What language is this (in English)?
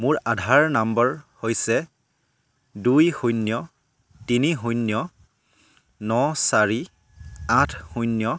Assamese